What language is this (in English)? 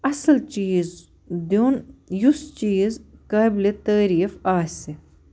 Kashmiri